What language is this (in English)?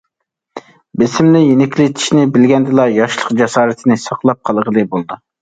Uyghur